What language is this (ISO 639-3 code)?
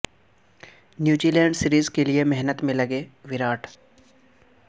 urd